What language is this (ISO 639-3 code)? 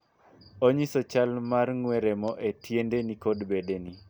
luo